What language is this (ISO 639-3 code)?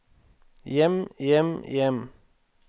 nor